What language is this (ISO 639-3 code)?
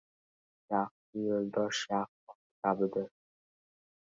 uzb